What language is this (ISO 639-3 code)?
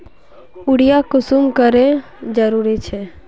mag